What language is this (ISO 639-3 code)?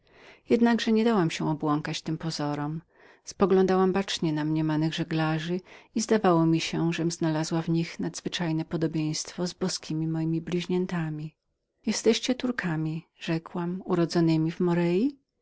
pol